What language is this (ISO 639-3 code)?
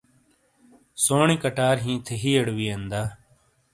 scl